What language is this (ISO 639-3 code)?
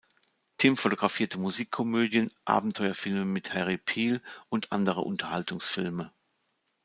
deu